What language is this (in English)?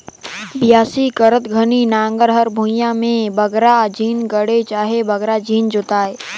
Chhattisgarhi